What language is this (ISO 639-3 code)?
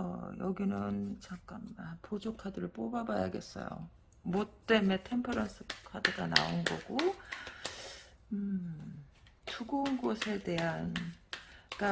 kor